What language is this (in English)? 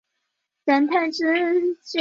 Chinese